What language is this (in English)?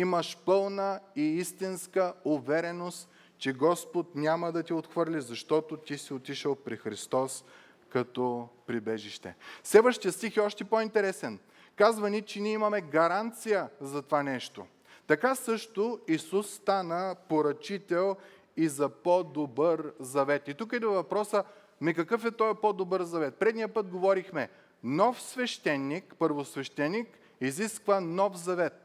Bulgarian